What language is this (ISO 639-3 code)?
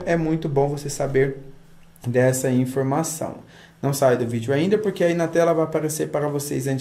por